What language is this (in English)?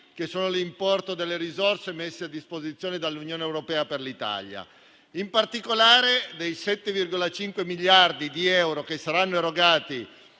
Italian